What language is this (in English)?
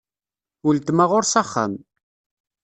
Kabyle